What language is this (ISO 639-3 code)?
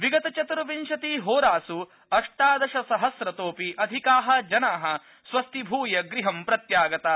san